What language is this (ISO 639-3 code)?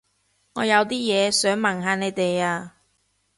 yue